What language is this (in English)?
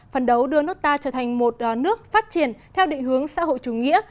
Vietnamese